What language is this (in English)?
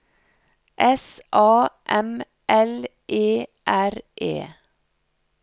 Norwegian